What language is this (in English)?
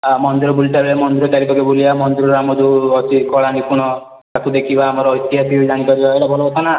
Odia